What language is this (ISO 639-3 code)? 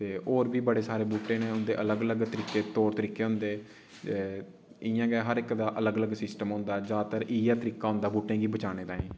doi